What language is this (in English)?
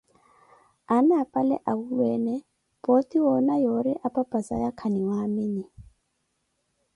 Koti